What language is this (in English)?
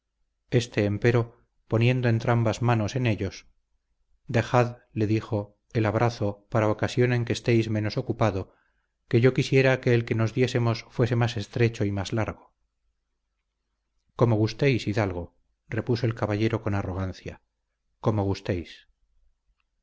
Spanish